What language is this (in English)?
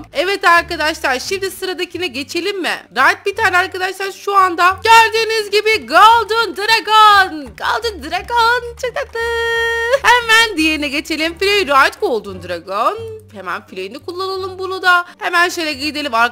Turkish